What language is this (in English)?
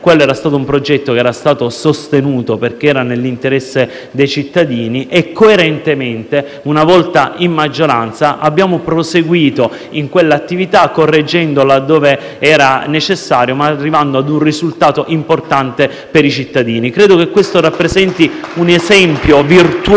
Italian